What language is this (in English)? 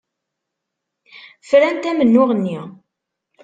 Kabyle